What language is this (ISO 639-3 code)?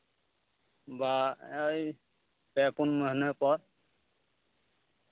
sat